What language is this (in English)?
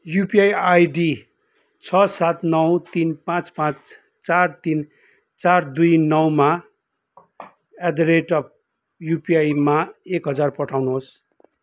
Nepali